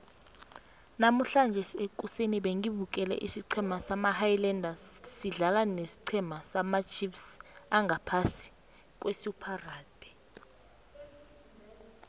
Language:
South Ndebele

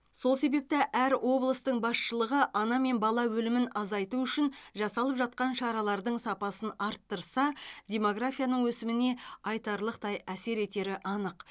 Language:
Kazakh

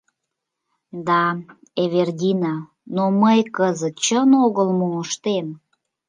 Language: Mari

